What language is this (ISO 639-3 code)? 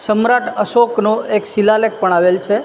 guj